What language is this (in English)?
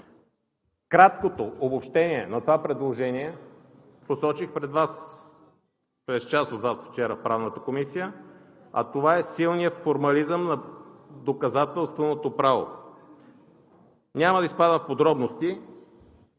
Bulgarian